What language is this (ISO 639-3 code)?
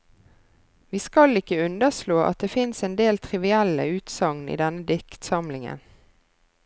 nor